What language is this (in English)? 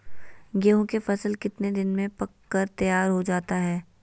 Magahi